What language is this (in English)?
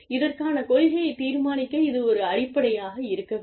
Tamil